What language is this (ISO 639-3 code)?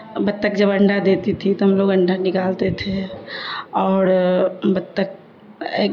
urd